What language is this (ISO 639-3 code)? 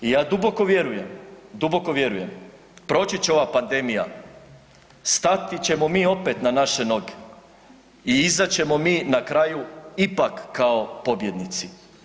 hrv